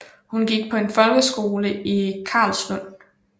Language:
Danish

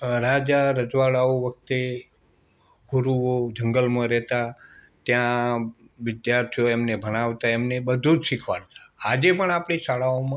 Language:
Gujarati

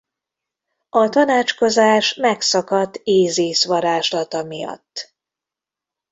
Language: Hungarian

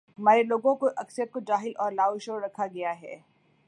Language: Urdu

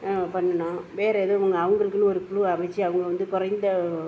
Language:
Tamil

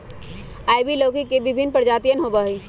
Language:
Magahi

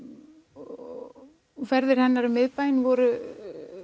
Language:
Icelandic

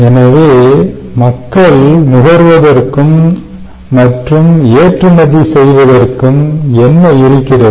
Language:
Tamil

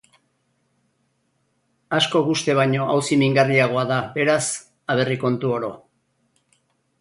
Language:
Basque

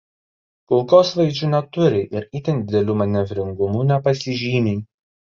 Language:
Lithuanian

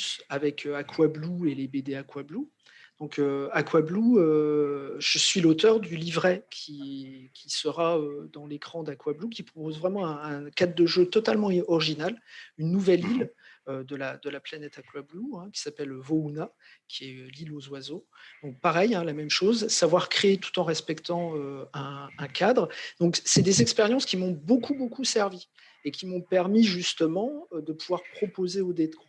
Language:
French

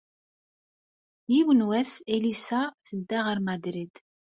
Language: Kabyle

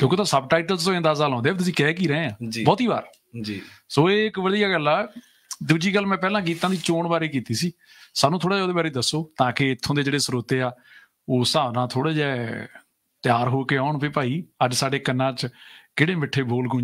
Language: Punjabi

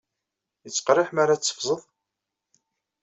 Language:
Kabyle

